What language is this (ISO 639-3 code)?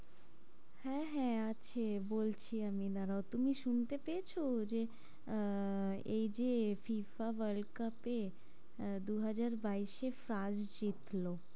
ben